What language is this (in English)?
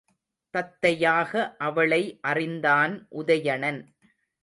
Tamil